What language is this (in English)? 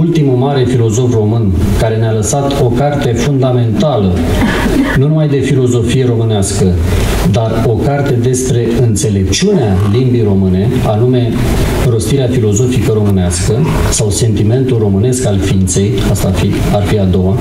Romanian